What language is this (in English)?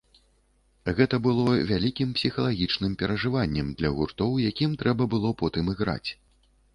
Belarusian